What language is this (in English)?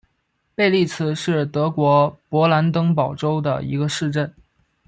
Chinese